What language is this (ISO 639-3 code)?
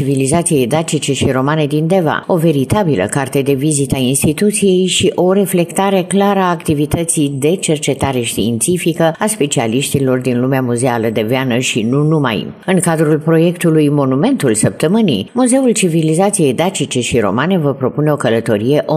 ron